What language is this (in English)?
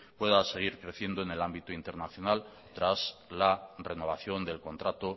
Spanish